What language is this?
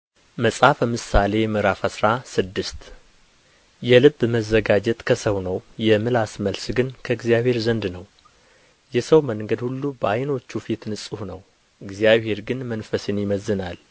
Amharic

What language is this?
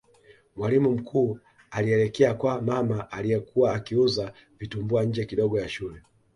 Swahili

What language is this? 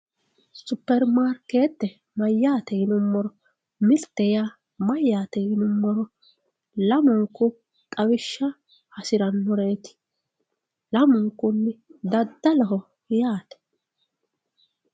Sidamo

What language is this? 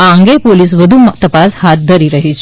Gujarati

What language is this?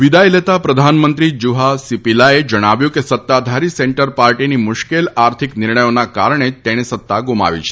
Gujarati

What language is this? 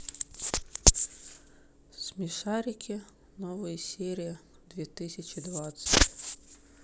Russian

